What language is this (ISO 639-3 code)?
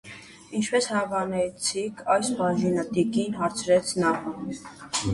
hye